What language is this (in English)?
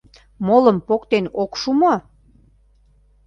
Mari